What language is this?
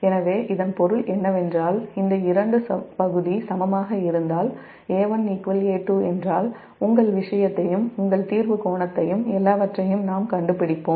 Tamil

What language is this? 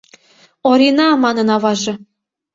Mari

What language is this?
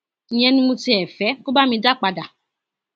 Yoruba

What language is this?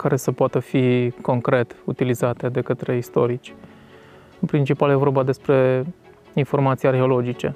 Romanian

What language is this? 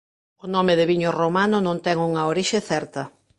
Galician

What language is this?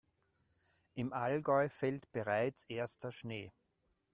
German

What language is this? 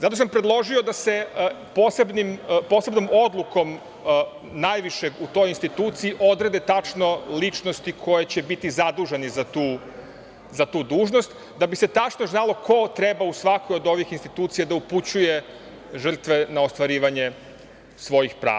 Serbian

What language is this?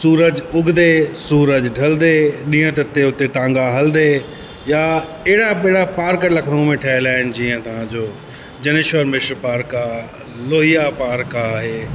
Sindhi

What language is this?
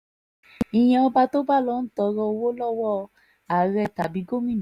Yoruba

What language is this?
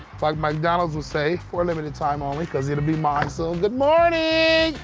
English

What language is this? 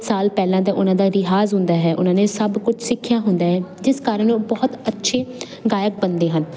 Punjabi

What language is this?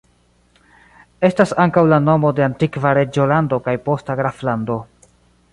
Esperanto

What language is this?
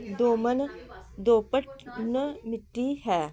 Punjabi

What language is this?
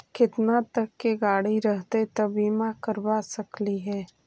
Magahi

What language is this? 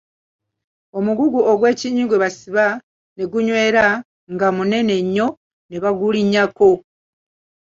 Ganda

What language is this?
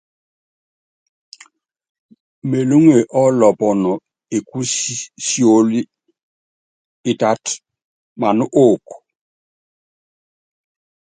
Yangben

